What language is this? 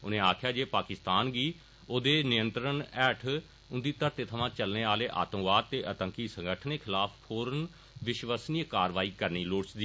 Dogri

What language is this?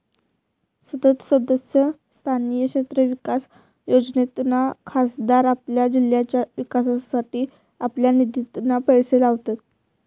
Marathi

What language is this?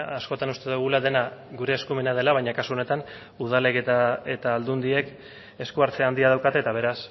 Basque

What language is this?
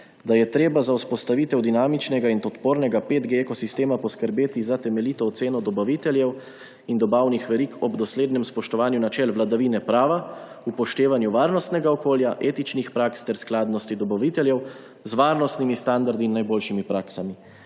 Slovenian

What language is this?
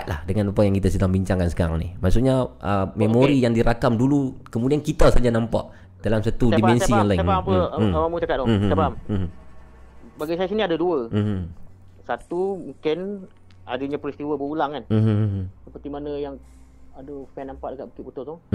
Malay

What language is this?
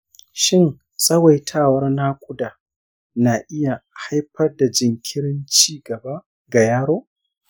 Hausa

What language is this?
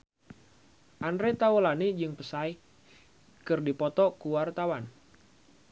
Sundanese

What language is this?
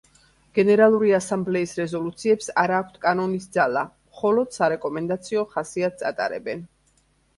Georgian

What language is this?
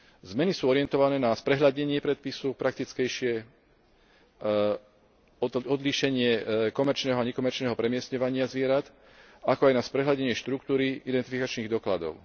Slovak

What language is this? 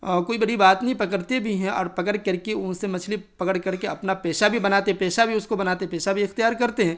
Urdu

